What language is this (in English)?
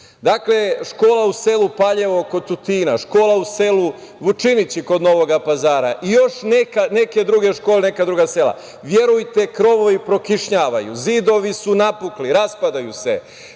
Serbian